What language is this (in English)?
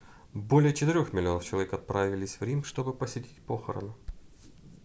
Russian